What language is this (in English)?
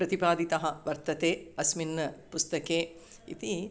Sanskrit